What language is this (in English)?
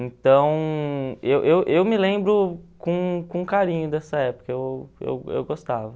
Portuguese